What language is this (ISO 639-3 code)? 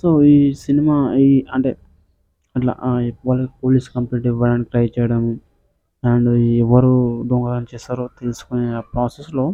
tel